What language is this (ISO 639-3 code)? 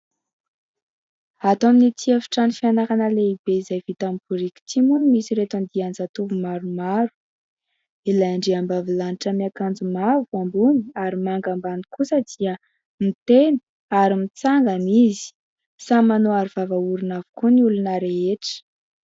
mlg